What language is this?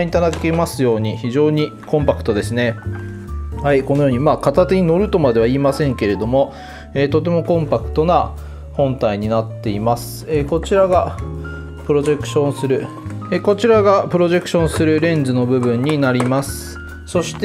Japanese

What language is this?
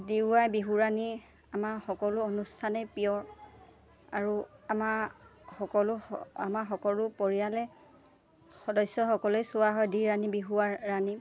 Assamese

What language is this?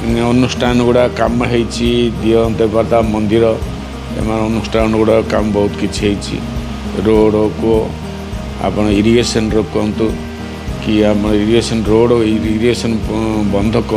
Korean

